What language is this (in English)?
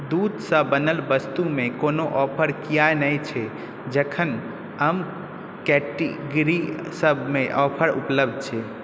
Maithili